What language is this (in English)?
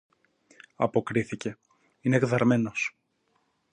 Greek